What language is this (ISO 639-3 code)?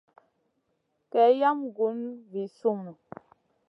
mcn